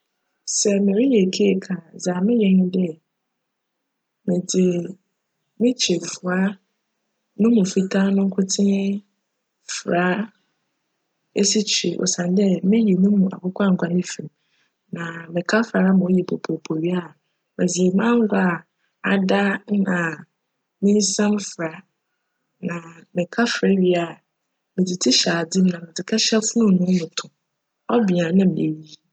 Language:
Akan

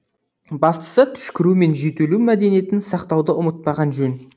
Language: Kazakh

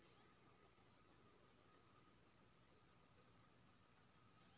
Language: Maithili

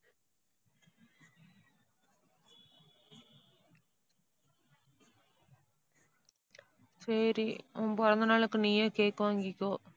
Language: Tamil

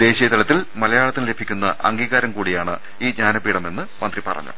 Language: Malayalam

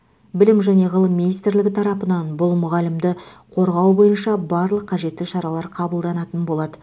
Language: Kazakh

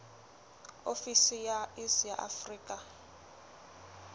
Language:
Southern Sotho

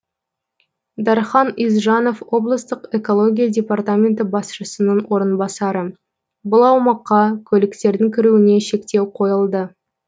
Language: Kazakh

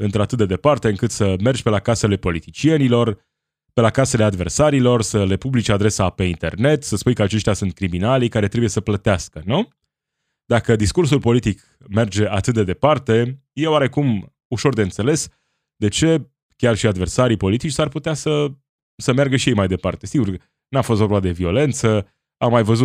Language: Romanian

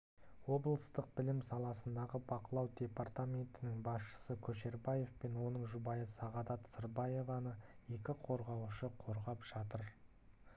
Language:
Kazakh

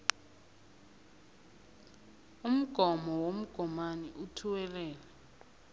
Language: South Ndebele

